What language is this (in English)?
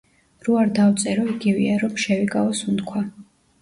Georgian